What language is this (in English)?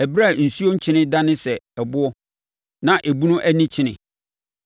Akan